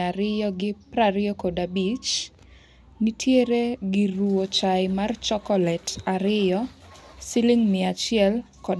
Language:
Luo (Kenya and Tanzania)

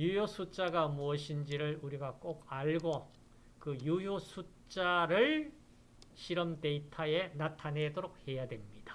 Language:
Korean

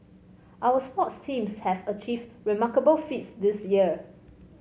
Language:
English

